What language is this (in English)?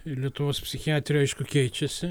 Lithuanian